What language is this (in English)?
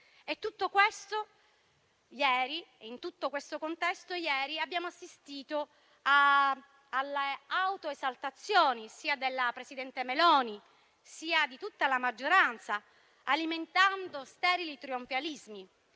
Italian